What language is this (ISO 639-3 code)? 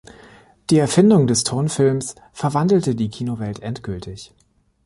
deu